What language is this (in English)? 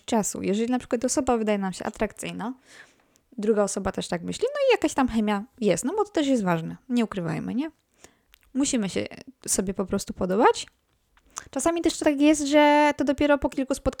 Polish